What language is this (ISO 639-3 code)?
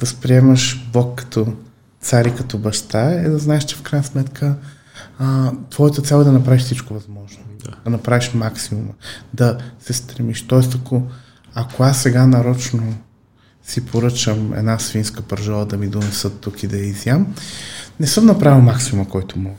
bul